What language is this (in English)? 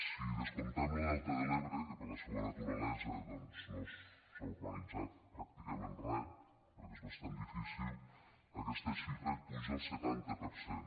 Catalan